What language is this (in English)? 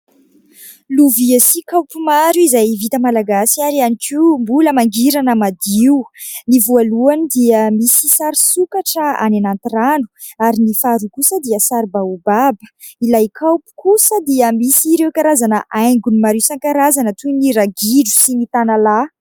Malagasy